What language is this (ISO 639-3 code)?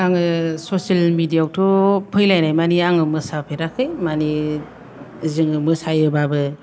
brx